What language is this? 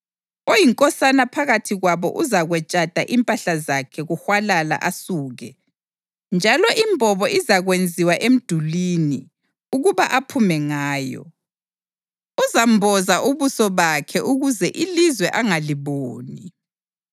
North Ndebele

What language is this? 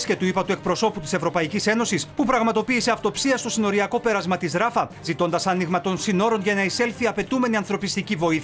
Greek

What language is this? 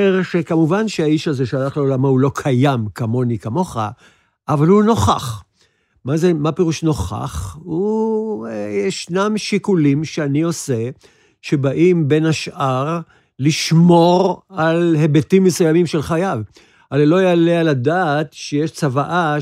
Hebrew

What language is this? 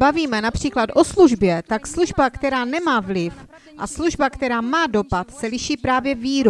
Czech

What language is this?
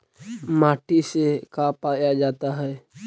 Magahi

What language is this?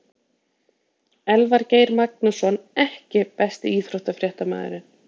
Icelandic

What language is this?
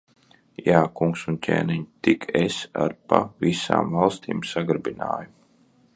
Latvian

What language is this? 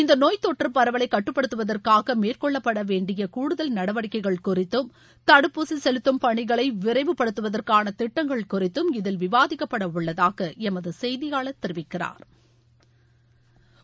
Tamil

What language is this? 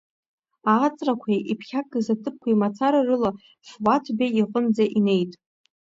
Abkhazian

